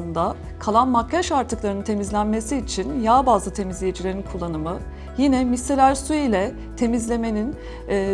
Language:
Turkish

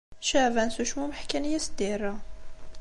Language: Kabyle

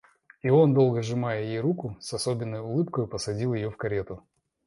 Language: Russian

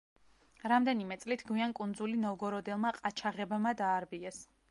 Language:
Georgian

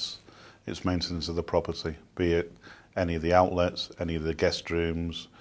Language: English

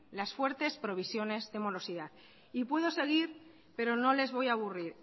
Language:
Spanish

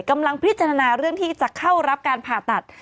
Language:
Thai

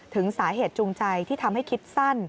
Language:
Thai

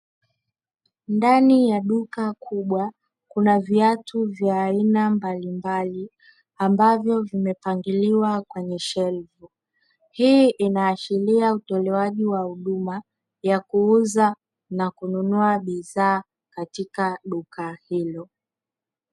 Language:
Swahili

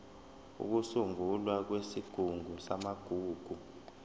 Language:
Zulu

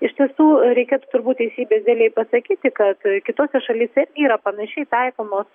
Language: Lithuanian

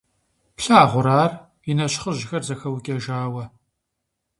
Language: Kabardian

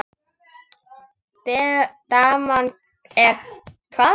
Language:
Icelandic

